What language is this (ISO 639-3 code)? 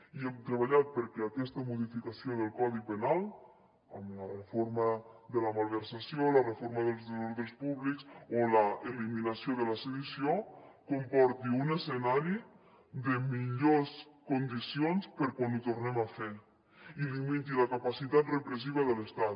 cat